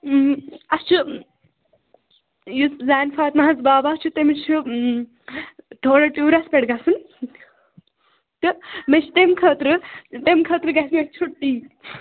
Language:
Kashmiri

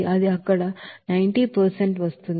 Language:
Telugu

